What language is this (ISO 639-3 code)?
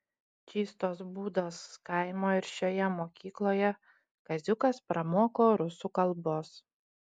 lit